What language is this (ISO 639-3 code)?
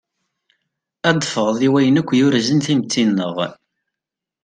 kab